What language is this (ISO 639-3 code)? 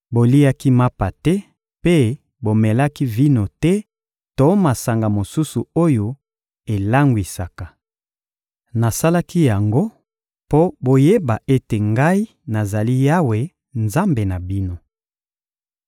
lin